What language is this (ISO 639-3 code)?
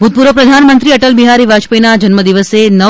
guj